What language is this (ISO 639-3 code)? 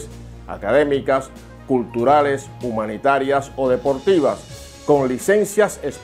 spa